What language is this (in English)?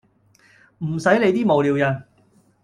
Cantonese